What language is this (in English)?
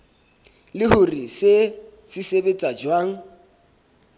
Southern Sotho